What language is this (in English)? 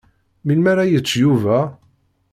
Kabyle